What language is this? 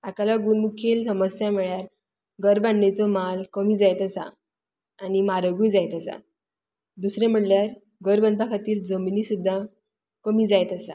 Konkani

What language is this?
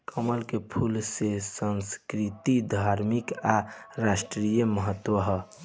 Bhojpuri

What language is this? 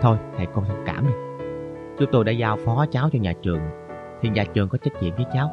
Vietnamese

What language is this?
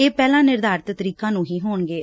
Punjabi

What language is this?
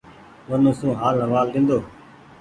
Goaria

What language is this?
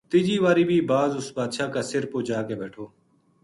Gujari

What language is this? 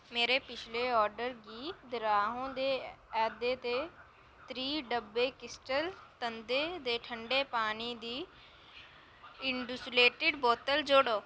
Dogri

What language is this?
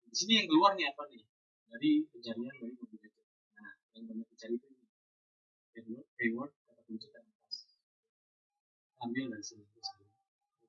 Indonesian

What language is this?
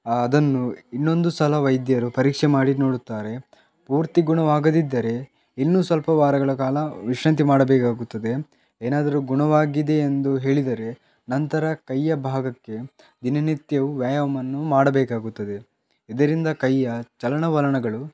Kannada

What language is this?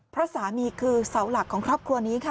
Thai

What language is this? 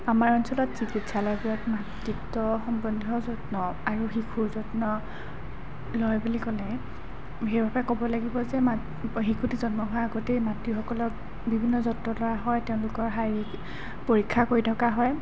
Assamese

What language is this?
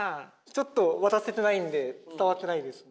Japanese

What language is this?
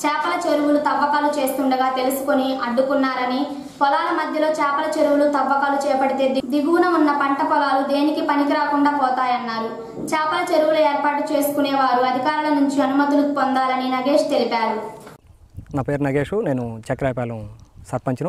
Indonesian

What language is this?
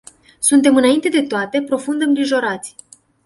Romanian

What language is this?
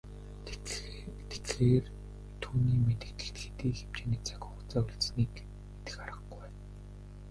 Mongolian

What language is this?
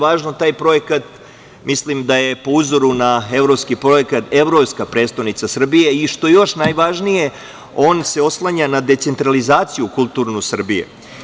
Serbian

